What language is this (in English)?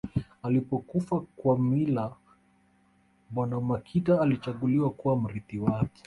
Swahili